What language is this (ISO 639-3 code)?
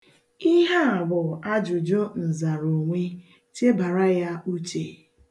ibo